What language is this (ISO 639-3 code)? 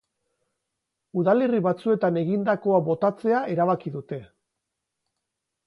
eus